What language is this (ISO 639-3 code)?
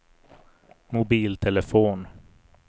swe